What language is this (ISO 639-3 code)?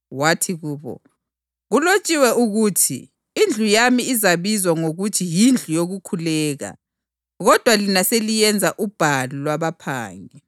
nde